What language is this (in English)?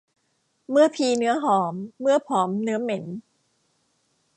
Thai